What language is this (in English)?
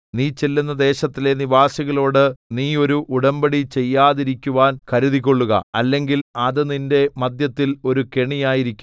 Malayalam